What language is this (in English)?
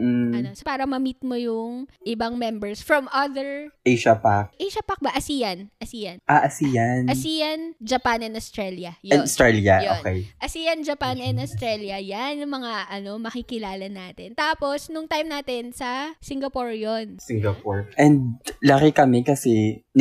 Filipino